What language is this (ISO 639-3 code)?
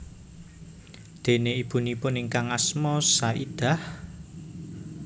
jav